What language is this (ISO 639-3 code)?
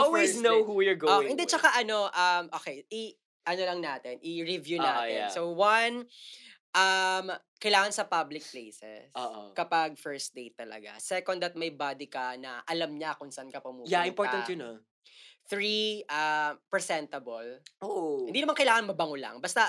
fil